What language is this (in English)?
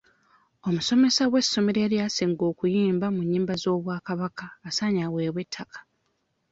Ganda